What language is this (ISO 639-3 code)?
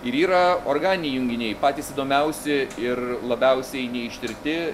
lit